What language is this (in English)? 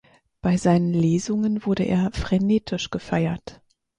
German